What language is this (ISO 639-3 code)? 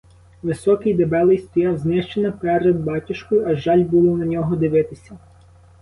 ukr